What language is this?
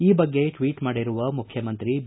Kannada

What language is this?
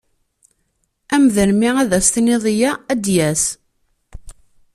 Kabyle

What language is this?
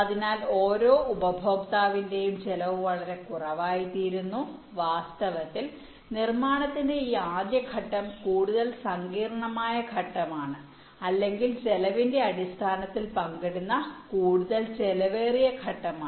Malayalam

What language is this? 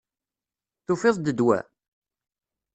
Kabyle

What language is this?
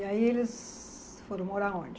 Portuguese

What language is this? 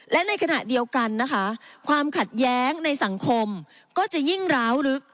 Thai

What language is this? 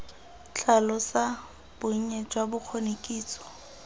Tswana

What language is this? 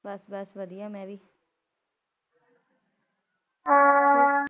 Punjabi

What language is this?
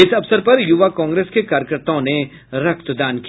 Hindi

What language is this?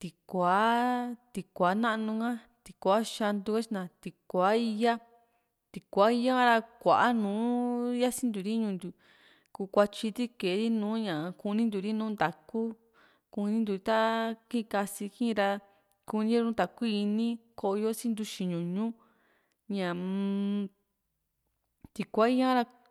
Juxtlahuaca Mixtec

